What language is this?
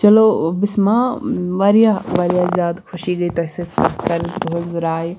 Kashmiri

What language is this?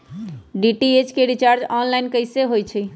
Magahi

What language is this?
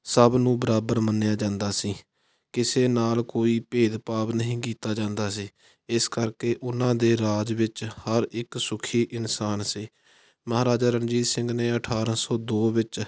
Punjabi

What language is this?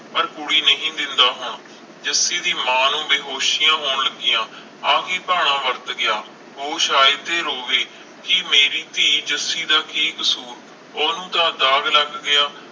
Punjabi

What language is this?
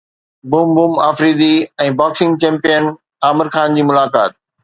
Sindhi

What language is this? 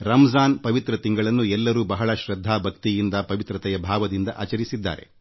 Kannada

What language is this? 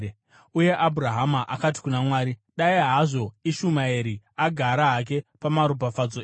Shona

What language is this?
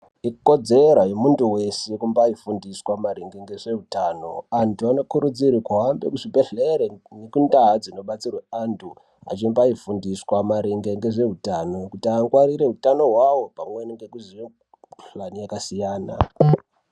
Ndau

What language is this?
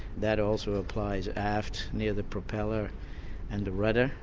English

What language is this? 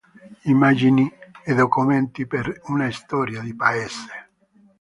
Italian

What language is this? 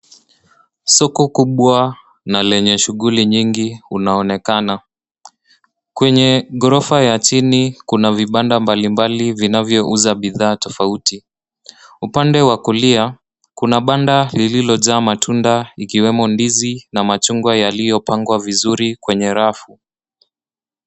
Swahili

